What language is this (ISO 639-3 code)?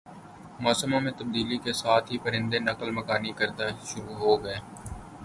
urd